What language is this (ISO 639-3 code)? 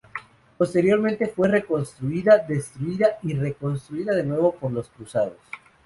spa